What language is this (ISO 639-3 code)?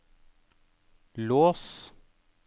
nor